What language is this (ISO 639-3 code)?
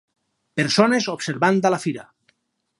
cat